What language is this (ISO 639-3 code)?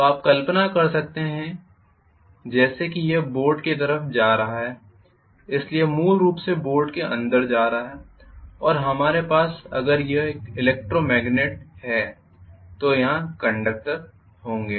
hin